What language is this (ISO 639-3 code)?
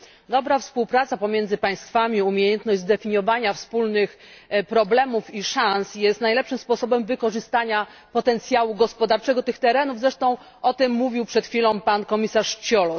pol